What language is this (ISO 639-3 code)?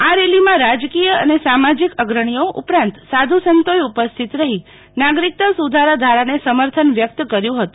guj